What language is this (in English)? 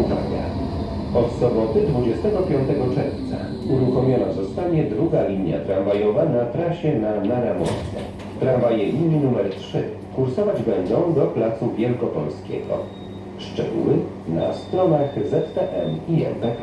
Polish